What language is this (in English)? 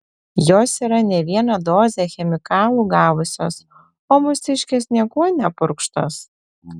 Lithuanian